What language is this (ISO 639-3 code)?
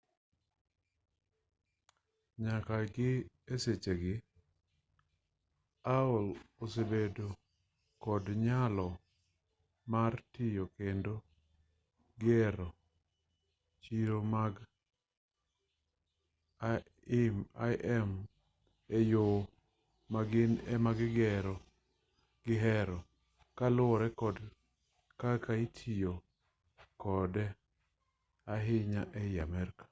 luo